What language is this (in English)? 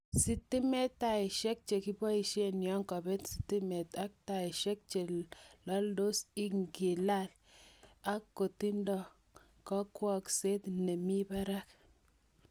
Kalenjin